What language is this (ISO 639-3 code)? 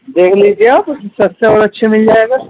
urd